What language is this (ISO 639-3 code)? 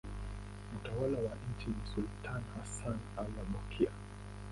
swa